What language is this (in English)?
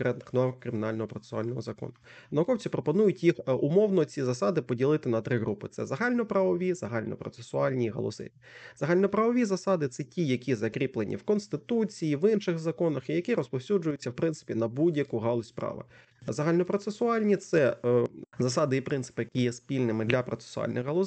Ukrainian